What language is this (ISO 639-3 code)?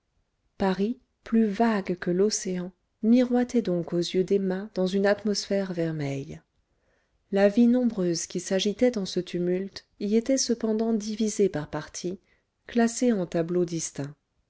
fra